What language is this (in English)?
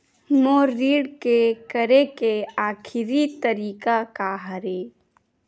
Chhattisgarhi